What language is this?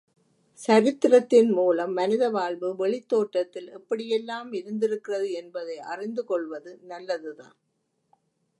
Tamil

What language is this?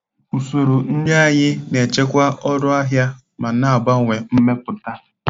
Igbo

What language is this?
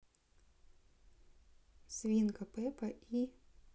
Russian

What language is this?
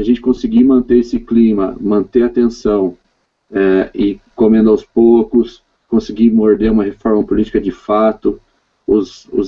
Portuguese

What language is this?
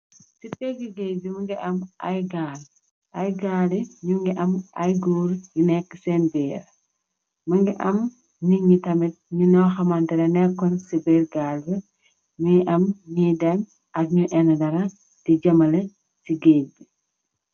Wolof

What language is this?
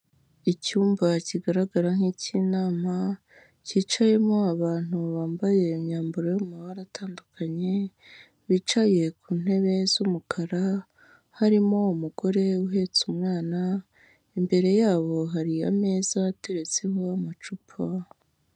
Kinyarwanda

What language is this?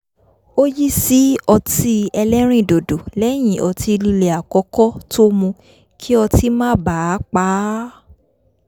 Yoruba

